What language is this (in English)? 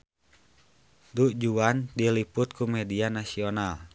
Sundanese